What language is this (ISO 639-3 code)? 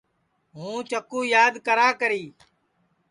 ssi